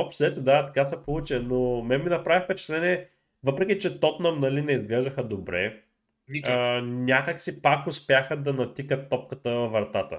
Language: Bulgarian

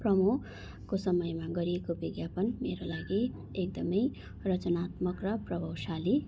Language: Nepali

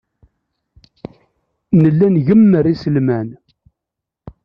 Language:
Kabyle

